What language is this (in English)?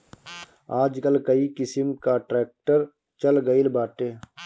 Bhojpuri